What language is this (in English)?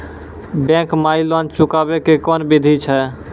Maithili